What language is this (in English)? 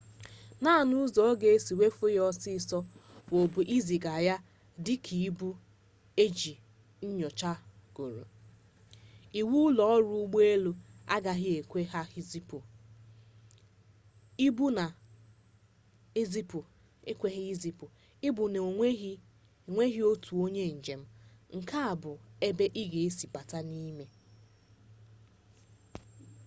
Igbo